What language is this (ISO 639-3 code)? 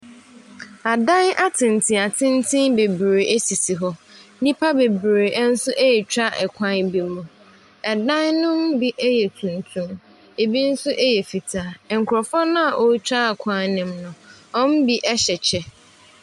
aka